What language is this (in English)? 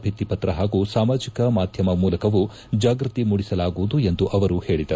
Kannada